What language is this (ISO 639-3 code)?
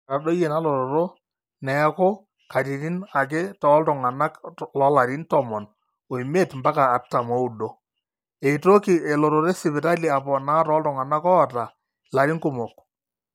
mas